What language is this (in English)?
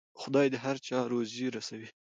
Pashto